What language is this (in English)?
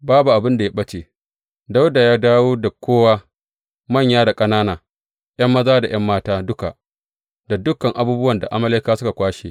Hausa